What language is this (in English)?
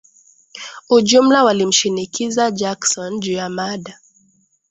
Swahili